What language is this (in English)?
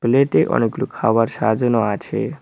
Bangla